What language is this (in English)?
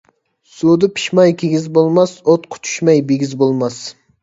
Uyghur